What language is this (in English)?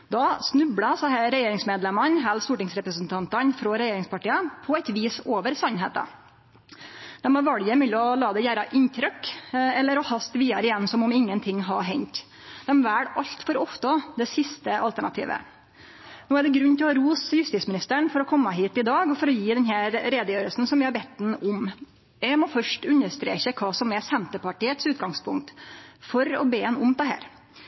Norwegian Nynorsk